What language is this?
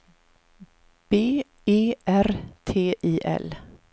Swedish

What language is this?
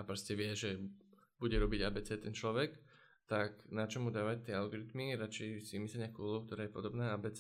Slovak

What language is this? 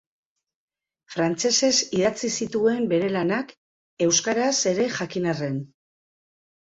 Basque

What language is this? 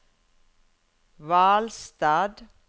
Norwegian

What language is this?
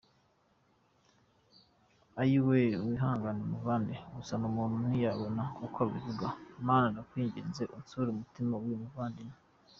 Kinyarwanda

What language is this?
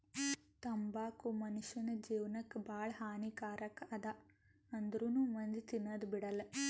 Kannada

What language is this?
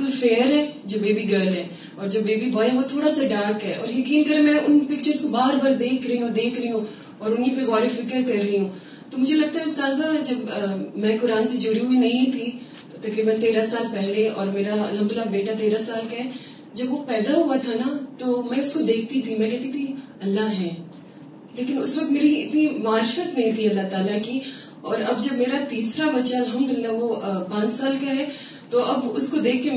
Urdu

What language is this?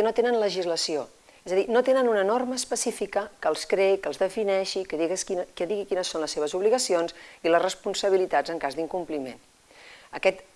Spanish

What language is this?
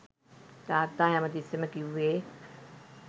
Sinhala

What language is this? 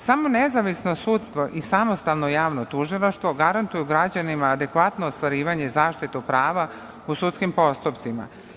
Serbian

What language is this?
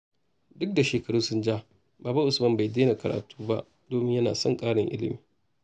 Hausa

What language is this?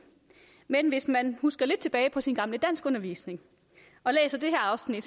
Danish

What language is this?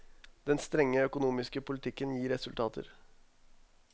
Norwegian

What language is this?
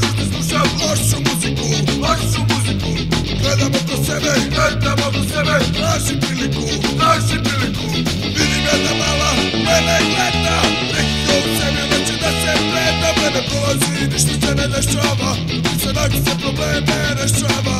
Romanian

